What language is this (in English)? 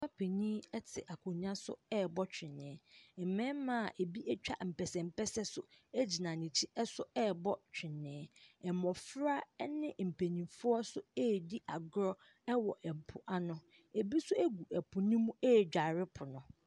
Akan